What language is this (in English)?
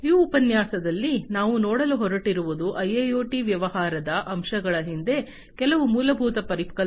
Kannada